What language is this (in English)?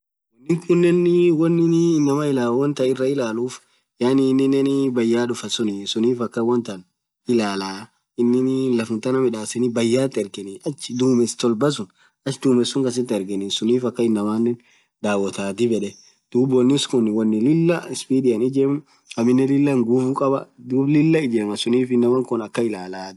Orma